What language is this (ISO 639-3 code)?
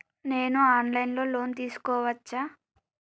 tel